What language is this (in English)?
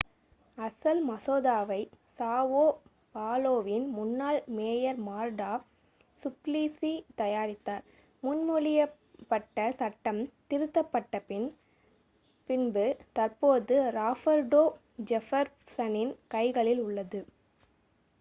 Tamil